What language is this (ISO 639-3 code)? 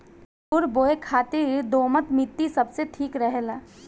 bho